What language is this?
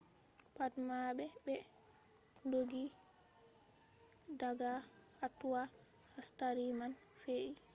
Fula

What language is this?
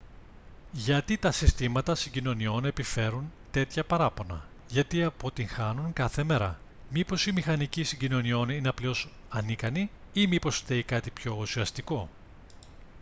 Greek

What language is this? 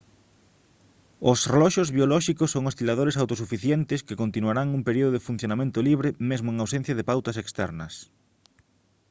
Galician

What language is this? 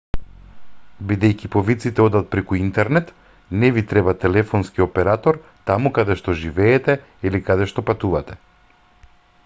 Macedonian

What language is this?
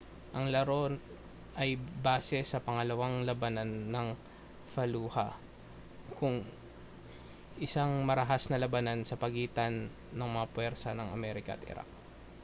Filipino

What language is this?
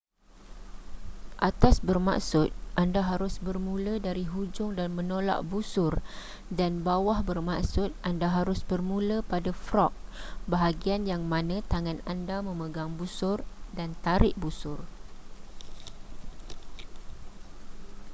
Malay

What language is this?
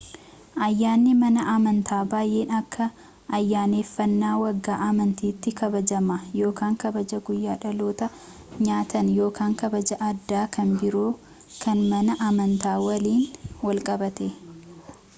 Oromo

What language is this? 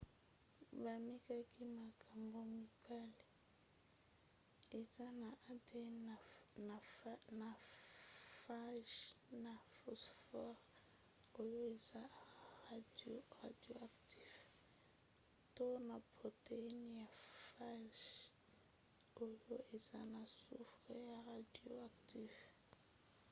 Lingala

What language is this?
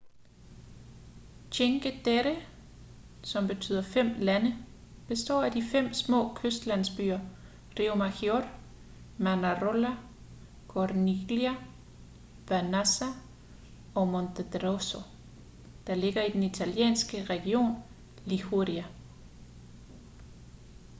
Danish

